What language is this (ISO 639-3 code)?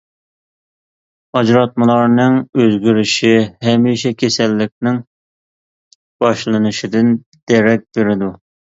uig